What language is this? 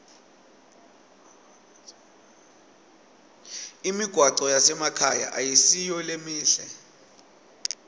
Swati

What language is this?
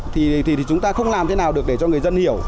Vietnamese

